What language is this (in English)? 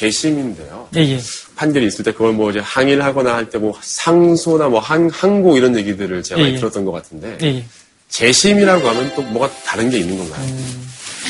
Korean